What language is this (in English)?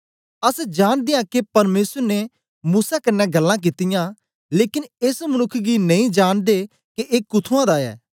Dogri